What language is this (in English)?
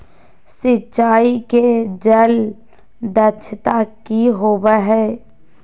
Magahi